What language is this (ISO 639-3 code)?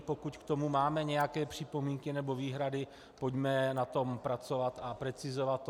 ces